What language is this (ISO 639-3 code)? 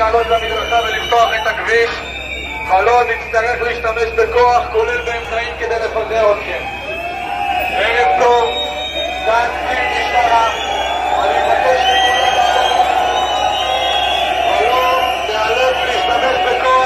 heb